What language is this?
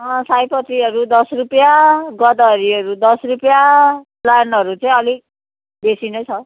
Nepali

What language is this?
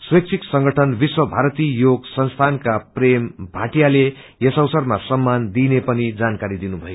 Nepali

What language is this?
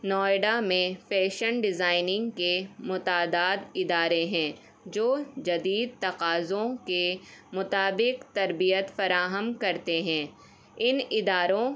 Urdu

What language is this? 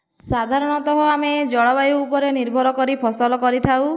Odia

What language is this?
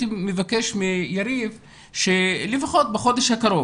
Hebrew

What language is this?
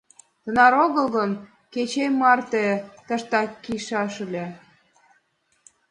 Mari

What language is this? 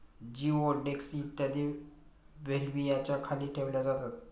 Marathi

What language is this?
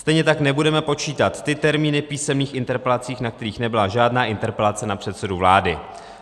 Czech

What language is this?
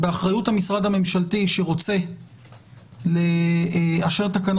Hebrew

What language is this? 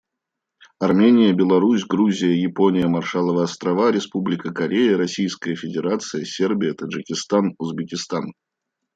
Russian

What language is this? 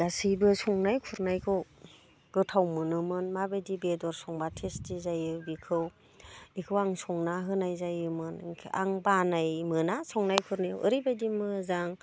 Bodo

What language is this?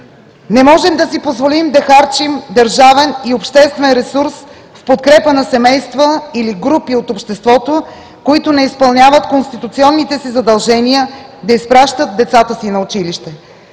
Bulgarian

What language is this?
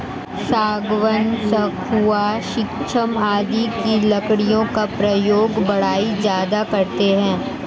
Hindi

